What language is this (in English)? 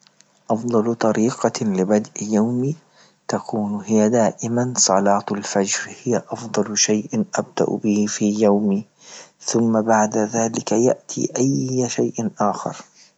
Libyan Arabic